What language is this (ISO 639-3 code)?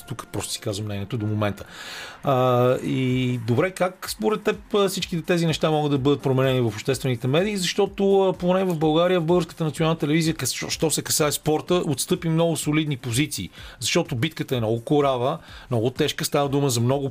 bul